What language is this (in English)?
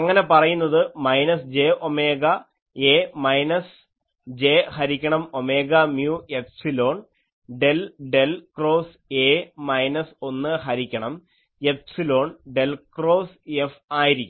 Malayalam